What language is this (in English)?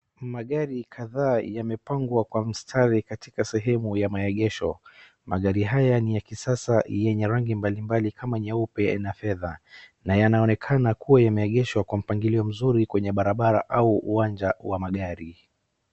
Swahili